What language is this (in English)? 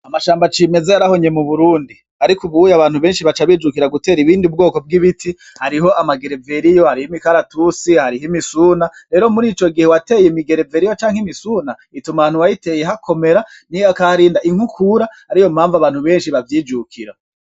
Rundi